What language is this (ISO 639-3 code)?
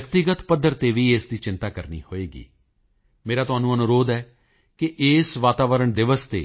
pan